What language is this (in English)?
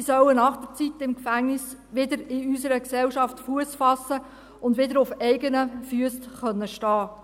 Swiss German